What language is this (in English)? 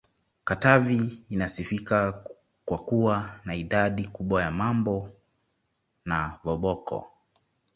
Swahili